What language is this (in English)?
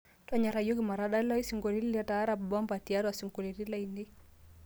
Masai